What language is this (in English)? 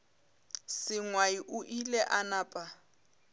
Northern Sotho